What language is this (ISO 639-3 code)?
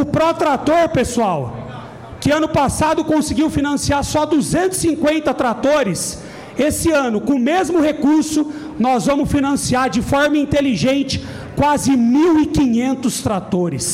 por